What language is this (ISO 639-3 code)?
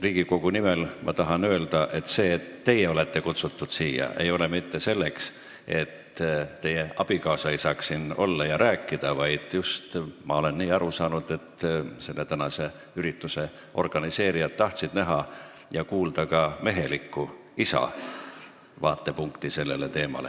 est